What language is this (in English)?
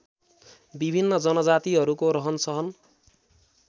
Nepali